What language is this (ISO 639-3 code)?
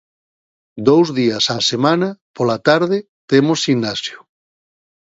glg